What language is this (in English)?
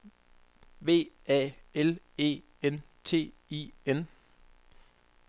Danish